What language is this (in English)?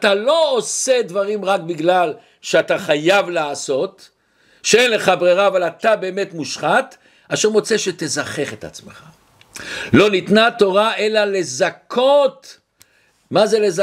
Hebrew